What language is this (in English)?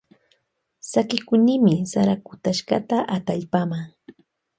Loja Highland Quichua